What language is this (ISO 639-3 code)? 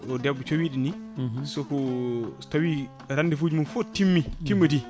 ful